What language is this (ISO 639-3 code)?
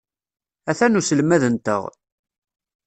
kab